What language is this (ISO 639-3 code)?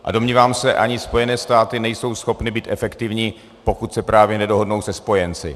ces